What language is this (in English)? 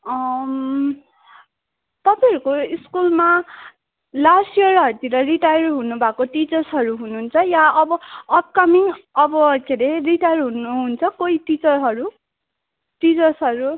Nepali